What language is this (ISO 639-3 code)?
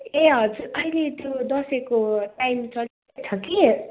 nep